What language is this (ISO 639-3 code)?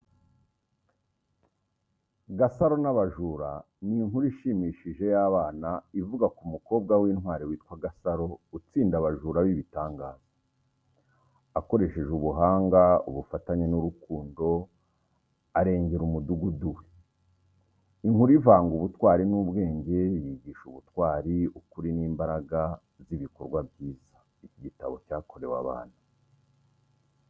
kin